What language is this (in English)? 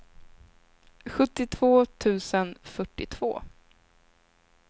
Swedish